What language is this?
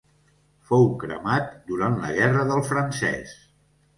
Catalan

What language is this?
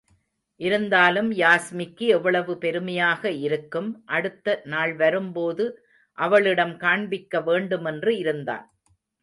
Tamil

